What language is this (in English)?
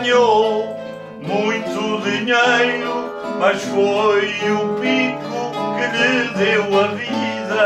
Portuguese